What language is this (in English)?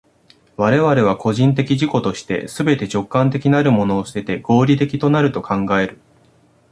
Japanese